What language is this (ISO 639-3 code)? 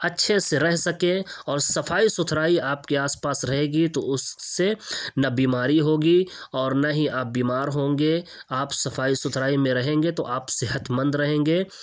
urd